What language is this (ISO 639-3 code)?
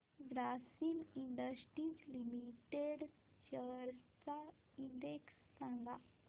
mar